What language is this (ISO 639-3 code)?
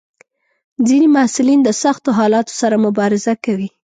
pus